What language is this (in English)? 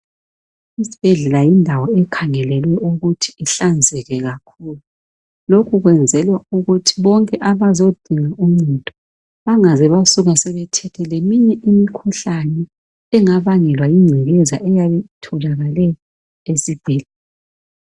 North Ndebele